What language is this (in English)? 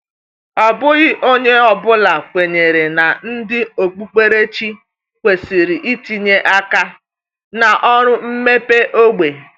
Igbo